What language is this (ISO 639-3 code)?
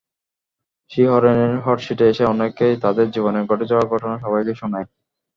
ben